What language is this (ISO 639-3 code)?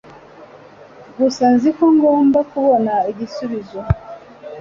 kin